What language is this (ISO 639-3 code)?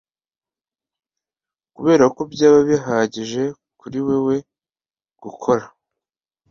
kin